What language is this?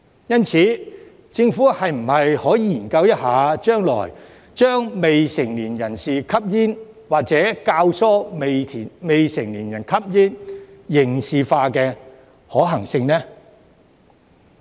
Cantonese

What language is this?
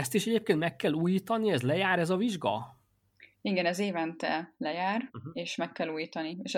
Hungarian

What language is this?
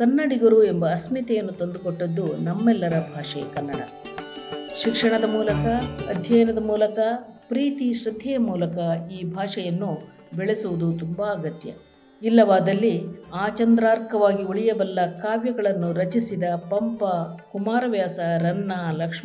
Kannada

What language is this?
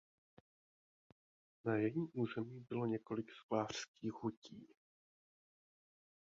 Czech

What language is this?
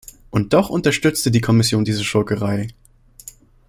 German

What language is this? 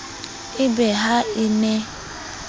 Southern Sotho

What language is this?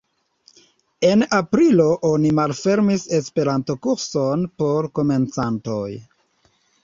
Esperanto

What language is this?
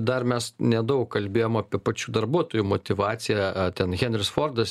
Lithuanian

